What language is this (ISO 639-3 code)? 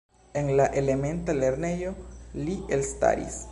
epo